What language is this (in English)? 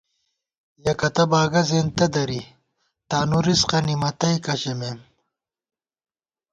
Gawar-Bati